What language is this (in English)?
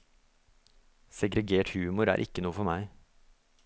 Norwegian